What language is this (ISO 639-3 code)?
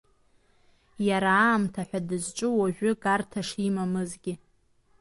abk